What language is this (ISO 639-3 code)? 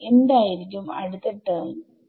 mal